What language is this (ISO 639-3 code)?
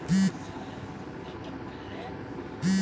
bho